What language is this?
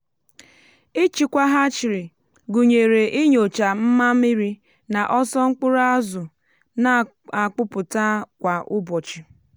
Igbo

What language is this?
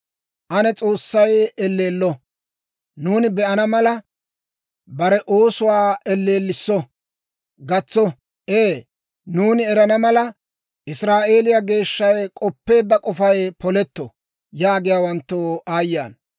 Dawro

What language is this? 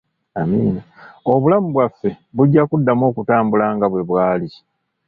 Ganda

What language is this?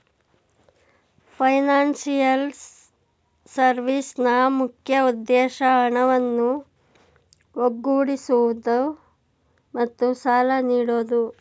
Kannada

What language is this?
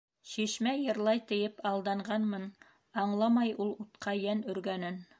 Bashkir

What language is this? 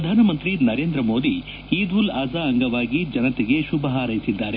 Kannada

